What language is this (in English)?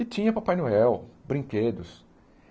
Portuguese